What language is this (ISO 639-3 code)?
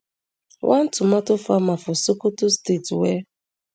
pcm